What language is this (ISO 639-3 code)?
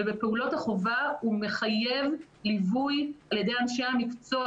heb